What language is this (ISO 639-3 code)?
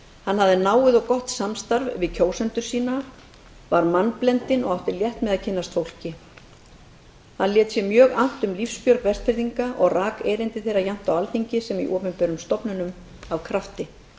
isl